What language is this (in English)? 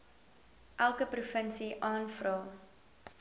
Afrikaans